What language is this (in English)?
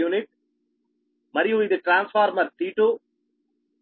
Telugu